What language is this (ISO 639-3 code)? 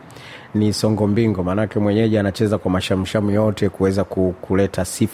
swa